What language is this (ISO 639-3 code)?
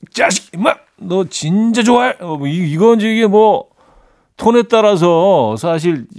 kor